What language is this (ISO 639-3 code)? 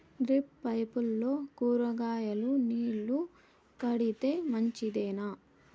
tel